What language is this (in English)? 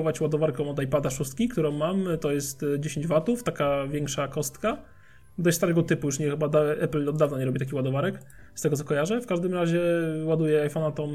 Polish